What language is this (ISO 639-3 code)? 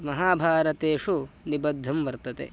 san